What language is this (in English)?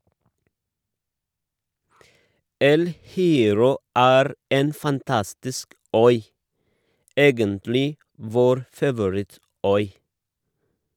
Norwegian